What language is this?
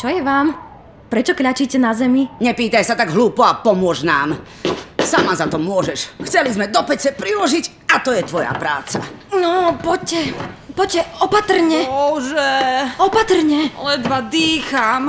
Czech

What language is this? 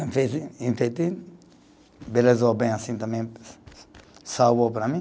Portuguese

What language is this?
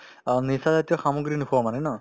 Assamese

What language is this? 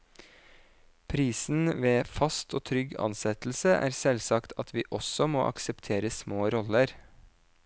Norwegian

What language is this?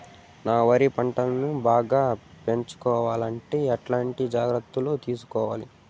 Telugu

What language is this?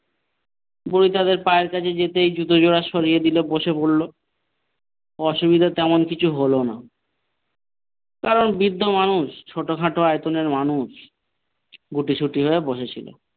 Bangla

